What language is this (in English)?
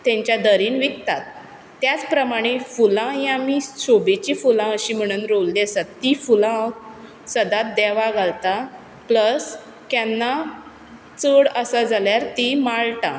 Konkani